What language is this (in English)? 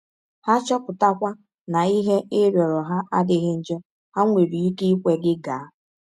Igbo